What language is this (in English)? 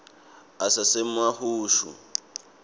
Swati